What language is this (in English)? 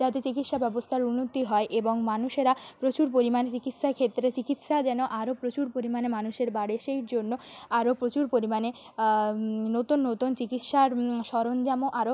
Bangla